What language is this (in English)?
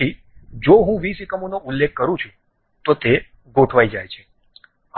Gujarati